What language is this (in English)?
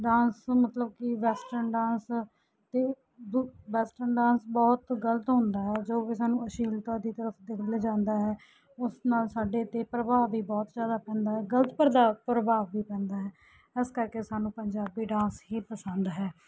Punjabi